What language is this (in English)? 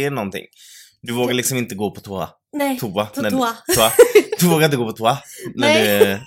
Swedish